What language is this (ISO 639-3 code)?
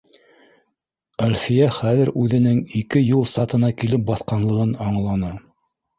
bak